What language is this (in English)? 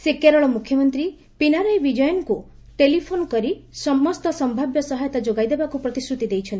Odia